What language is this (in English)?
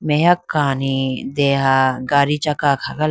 Idu-Mishmi